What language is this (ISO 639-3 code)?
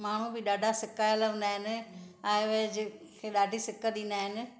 snd